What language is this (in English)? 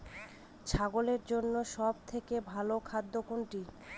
Bangla